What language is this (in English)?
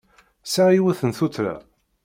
Kabyle